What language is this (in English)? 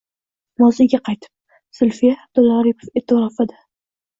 Uzbek